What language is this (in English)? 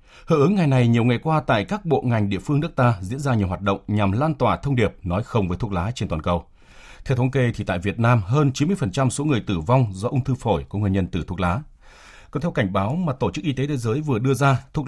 Vietnamese